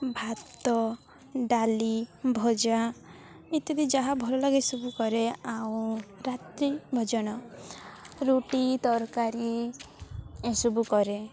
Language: Odia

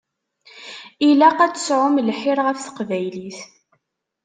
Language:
Kabyle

